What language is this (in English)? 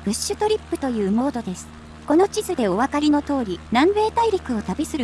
Japanese